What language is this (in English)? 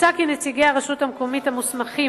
Hebrew